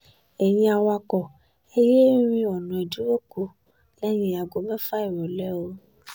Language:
Yoruba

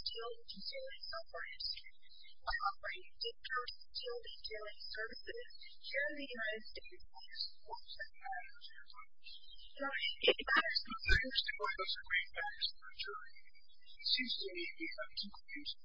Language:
English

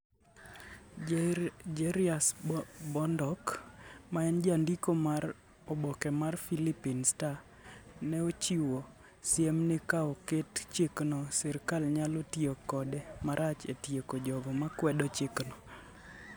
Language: Luo (Kenya and Tanzania)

